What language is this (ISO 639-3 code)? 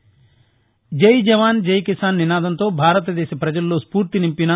tel